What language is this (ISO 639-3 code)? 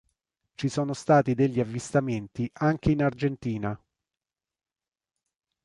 ita